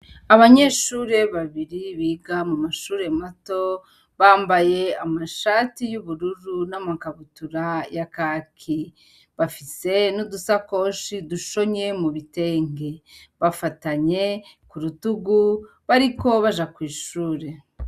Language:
Rundi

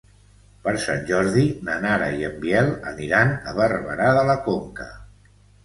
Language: Catalan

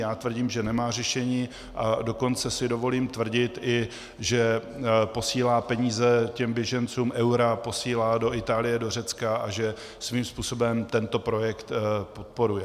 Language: Czech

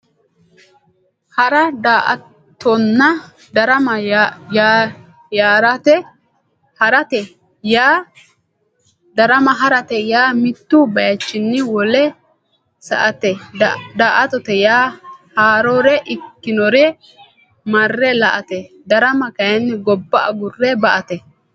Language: Sidamo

